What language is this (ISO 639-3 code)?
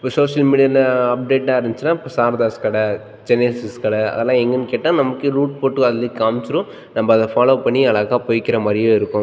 tam